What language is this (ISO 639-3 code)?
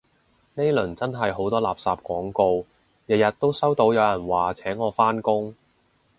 yue